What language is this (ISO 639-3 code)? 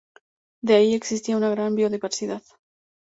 spa